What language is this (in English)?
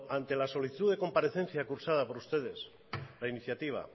Spanish